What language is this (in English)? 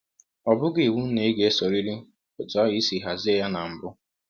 Igbo